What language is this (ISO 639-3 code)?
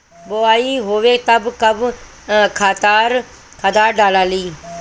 bho